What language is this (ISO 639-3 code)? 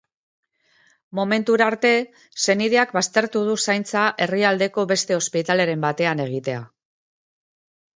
eus